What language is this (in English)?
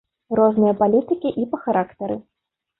Belarusian